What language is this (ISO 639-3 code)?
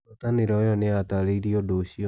kik